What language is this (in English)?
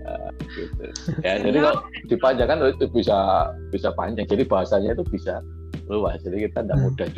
Indonesian